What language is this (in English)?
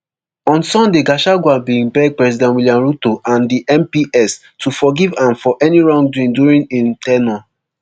Nigerian Pidgin